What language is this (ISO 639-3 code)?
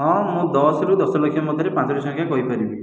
ori